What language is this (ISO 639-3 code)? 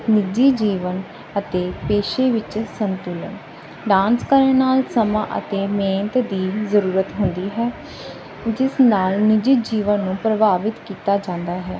pan